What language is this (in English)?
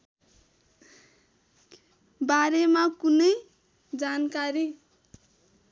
Nepali